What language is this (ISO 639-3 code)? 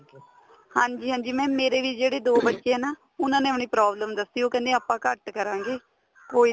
pan